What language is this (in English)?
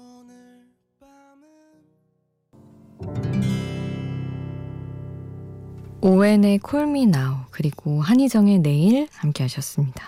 Korean